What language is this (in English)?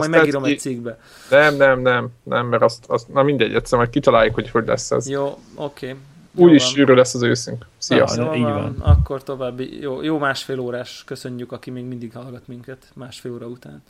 Hungarian